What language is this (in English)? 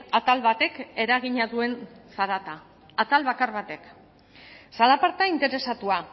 Basque